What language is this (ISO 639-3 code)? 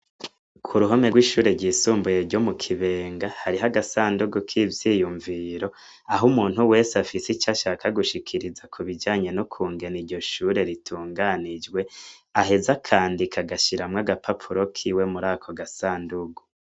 run